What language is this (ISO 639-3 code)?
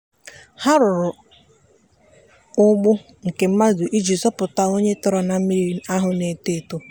ibo